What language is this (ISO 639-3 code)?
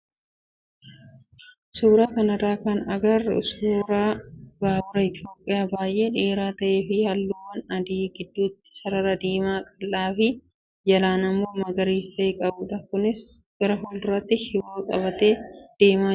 orm